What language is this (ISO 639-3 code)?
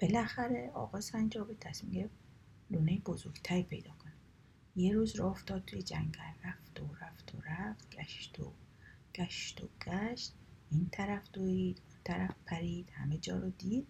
fas